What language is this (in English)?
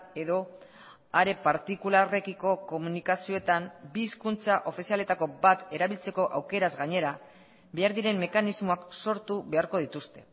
Basque